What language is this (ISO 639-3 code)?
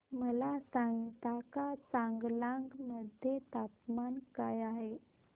mar